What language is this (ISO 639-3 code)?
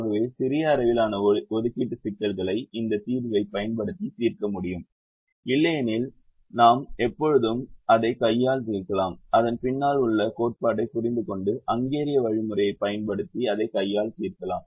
tam